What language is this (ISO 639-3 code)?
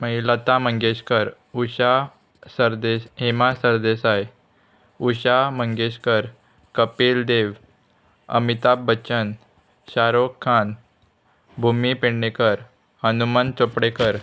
kok